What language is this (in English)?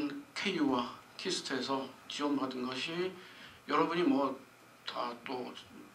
Korean